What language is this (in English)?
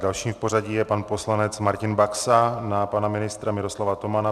Czech